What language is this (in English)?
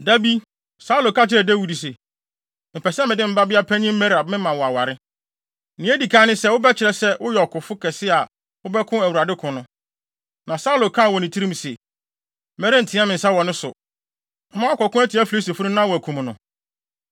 Akan